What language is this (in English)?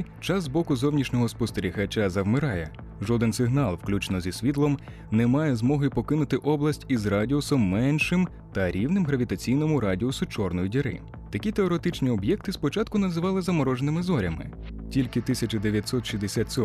Ukrainian